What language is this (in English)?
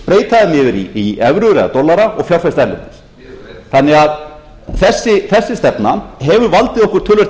Icelandic